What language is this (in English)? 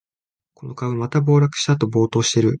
Japanese